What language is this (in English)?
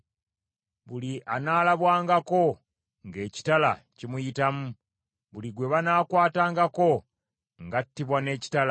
Ganda